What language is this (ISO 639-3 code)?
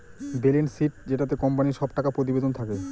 ben